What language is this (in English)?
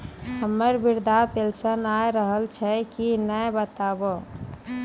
Maithili